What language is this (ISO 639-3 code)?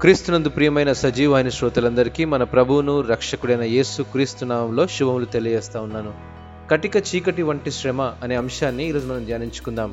tel